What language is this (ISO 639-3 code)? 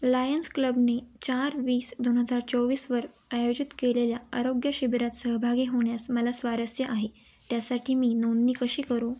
mar